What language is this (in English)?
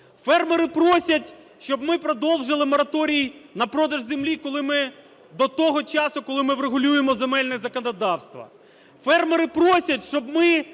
Ukrainian